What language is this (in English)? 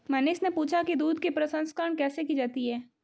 Hindi